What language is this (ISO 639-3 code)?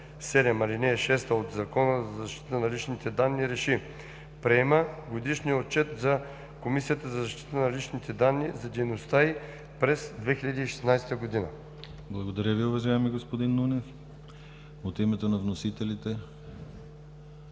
bul